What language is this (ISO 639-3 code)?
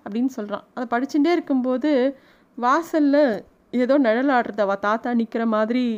tam